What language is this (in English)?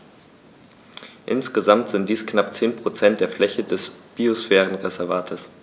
German